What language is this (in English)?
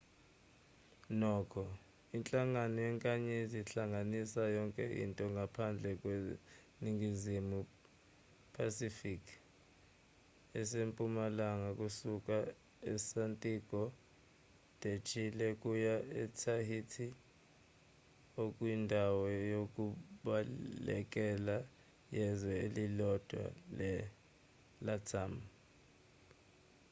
Zulu